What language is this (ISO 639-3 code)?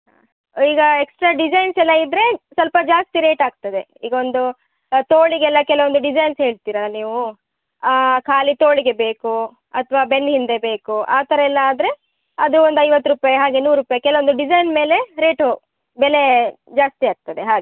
kan